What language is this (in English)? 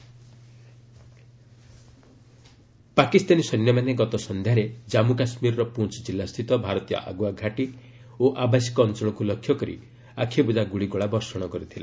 Odia